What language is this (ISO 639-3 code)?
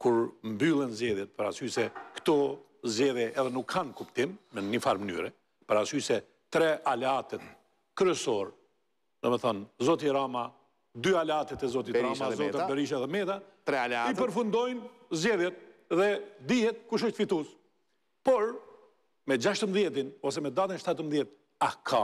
ron